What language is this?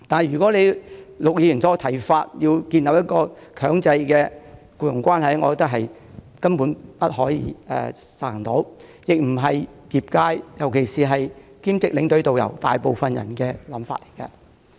Cantonese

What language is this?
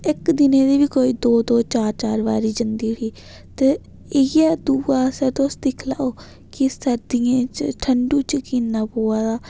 Dogri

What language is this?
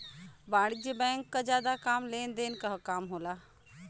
Bhojpuri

